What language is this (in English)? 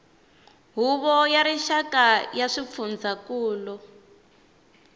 Tsonga